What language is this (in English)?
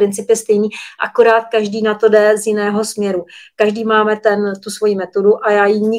Czech